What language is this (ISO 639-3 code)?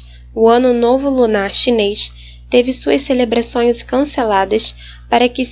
por